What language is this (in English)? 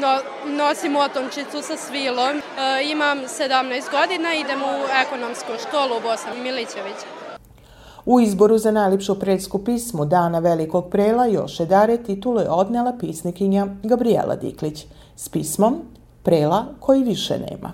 Croatian